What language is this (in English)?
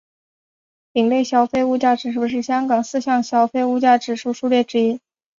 Chinese